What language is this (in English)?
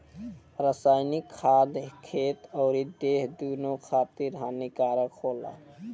Bhojpuri